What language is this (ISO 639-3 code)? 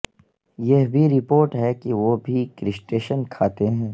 urd